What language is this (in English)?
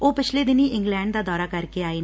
Punjabi